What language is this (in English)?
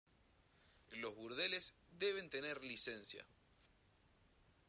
Spanish